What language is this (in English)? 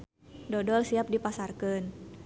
Sundanese